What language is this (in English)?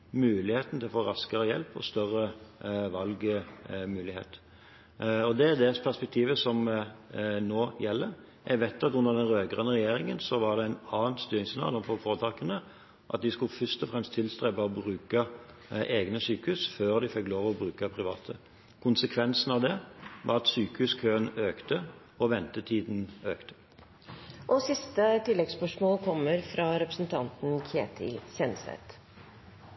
Norwegian